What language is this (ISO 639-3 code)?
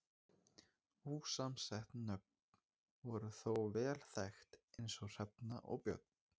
isl